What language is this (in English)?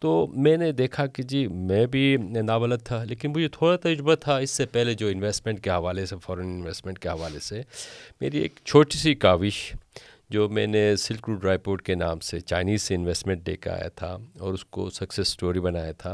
Urdu